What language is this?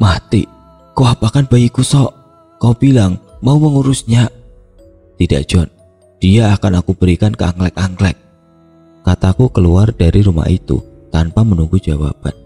Indonesian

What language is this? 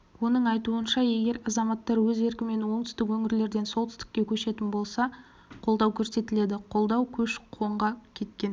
Kazakh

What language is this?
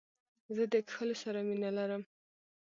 Pashto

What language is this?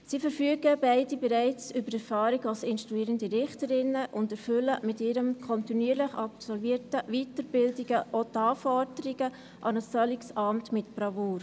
Swiss German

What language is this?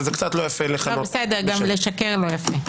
Hebrew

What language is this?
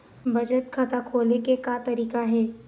Chhattisgarhi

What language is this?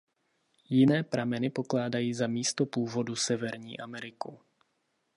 Czech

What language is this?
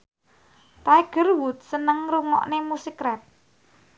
Javanese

